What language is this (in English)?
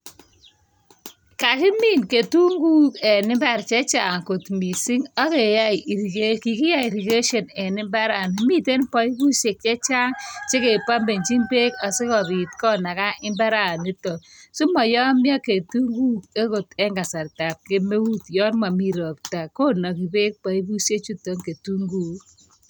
Kalenjin